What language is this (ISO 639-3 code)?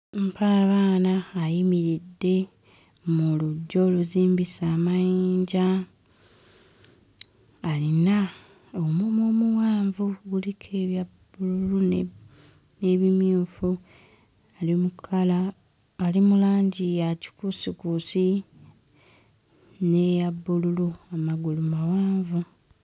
lug